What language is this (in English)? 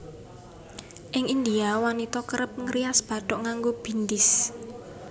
Javanese